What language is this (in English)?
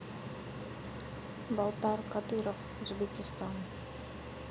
Russian